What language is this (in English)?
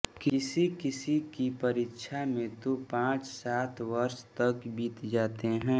Hindi